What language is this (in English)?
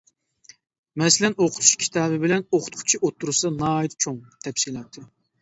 Uyghur